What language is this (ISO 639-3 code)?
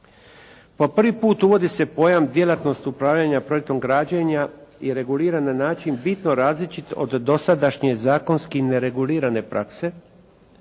hrv